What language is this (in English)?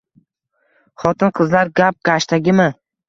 Uzbek